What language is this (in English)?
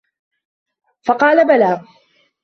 Arabic